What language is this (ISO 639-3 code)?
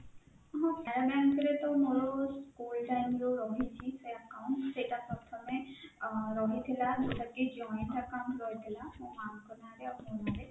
ori